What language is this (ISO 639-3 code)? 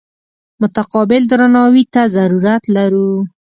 pus